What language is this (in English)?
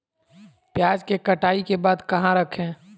Magahi